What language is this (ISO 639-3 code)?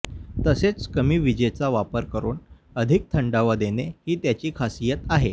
mar